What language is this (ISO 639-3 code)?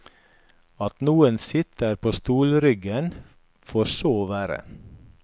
nor